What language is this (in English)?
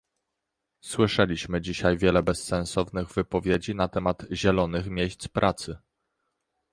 Polish